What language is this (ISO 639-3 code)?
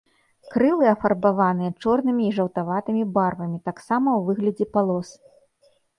bel